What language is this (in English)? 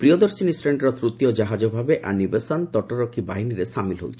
Odia